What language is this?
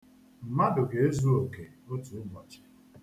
Igbo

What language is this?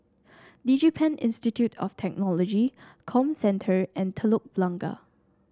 English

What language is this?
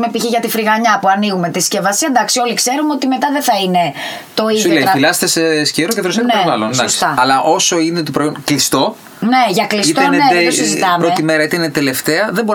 Greek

